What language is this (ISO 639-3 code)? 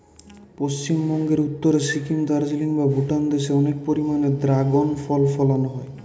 ben